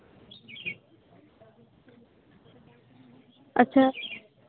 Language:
Santali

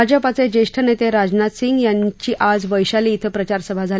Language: Marathi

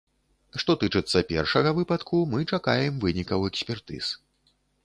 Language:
Belarusian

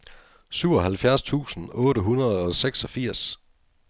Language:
Danish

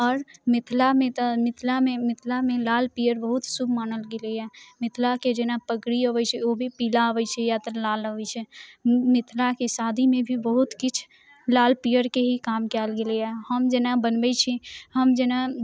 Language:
Maithili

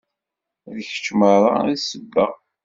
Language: Kabyle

